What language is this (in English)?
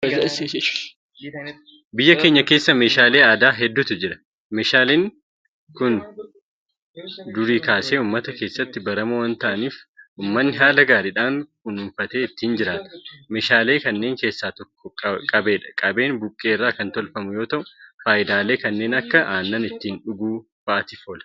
Oromo